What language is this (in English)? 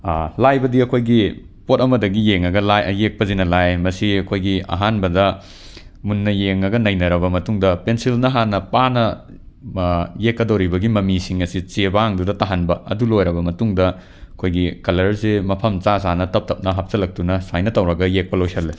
Manipuri